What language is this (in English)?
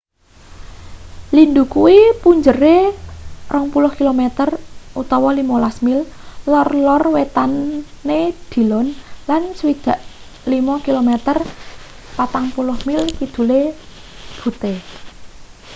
Javanese